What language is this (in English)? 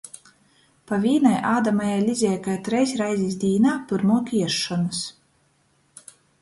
Latgalian